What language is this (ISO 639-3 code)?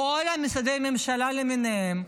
heb